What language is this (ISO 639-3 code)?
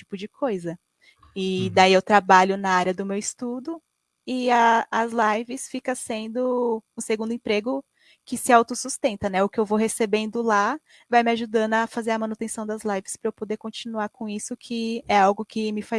por